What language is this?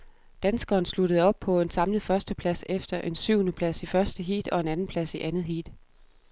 Danish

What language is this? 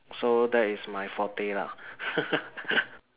English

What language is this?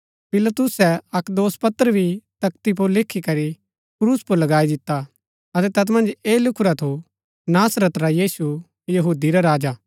Gaddi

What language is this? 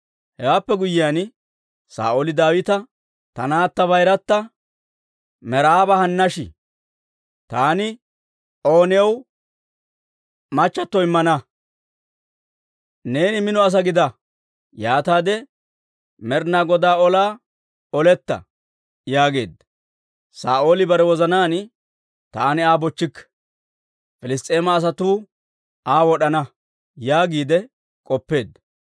Dawro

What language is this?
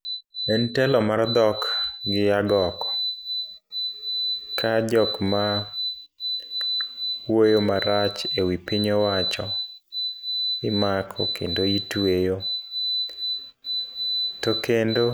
Luo (Kenya and Tanzania)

